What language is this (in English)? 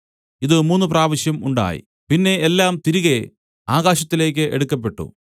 Malayalam